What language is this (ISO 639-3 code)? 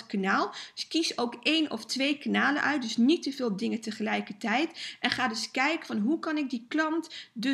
nld